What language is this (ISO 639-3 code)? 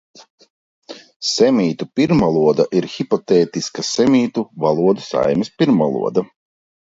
lav